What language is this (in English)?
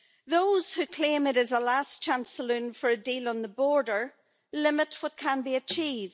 English